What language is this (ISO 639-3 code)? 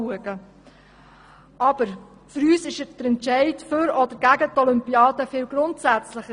gsw